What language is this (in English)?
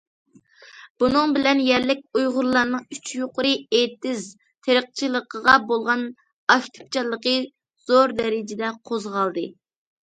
Uyghur